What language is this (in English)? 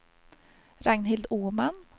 Swedish